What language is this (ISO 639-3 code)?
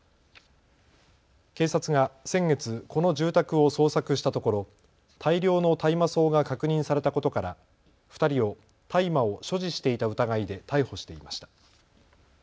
jpn